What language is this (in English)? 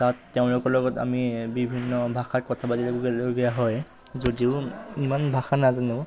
Assamese